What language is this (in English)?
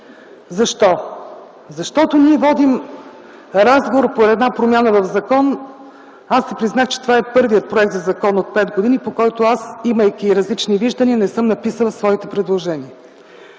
Bulgarian